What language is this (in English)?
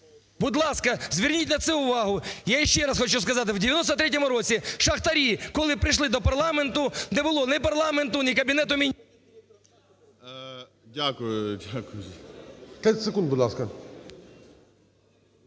Ukrainian